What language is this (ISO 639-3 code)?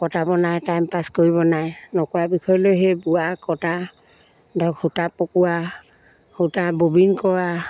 asm